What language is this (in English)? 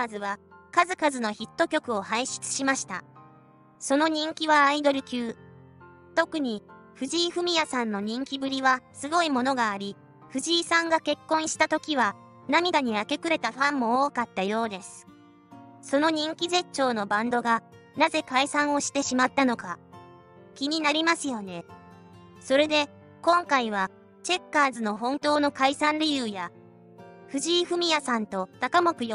Japanese